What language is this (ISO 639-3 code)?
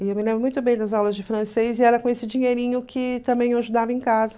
por